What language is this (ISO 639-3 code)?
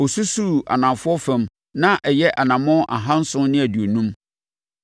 aka